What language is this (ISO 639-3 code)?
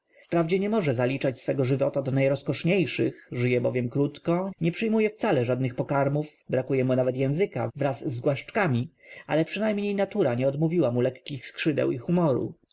pol